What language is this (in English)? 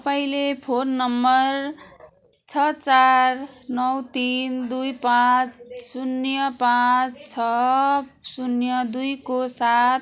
Nepali